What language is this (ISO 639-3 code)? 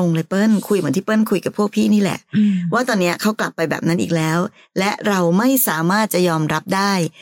tha